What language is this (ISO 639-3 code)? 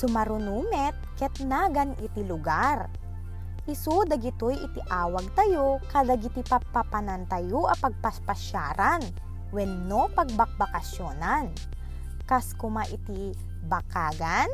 fil